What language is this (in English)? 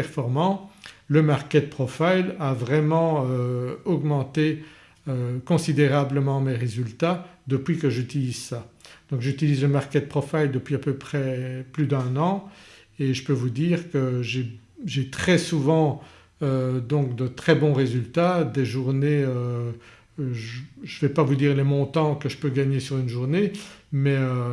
French